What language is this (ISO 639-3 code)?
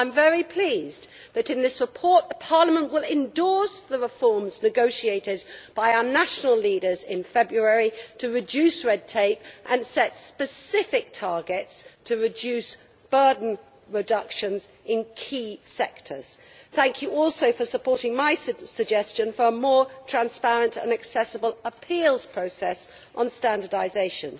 eng